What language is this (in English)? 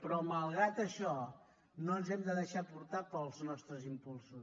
Catalan